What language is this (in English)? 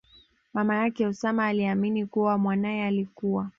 Swahili